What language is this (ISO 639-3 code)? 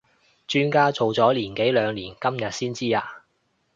yue